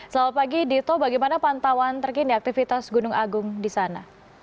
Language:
Indonesian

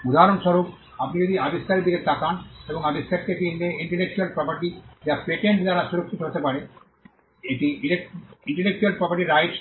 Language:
Bangla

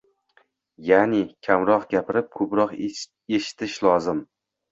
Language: Uzbek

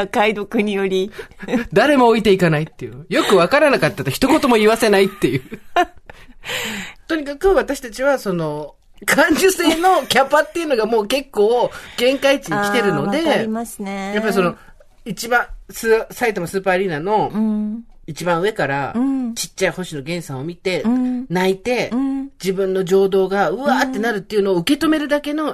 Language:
Japanese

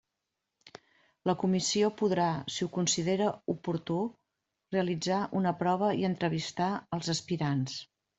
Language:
Catalan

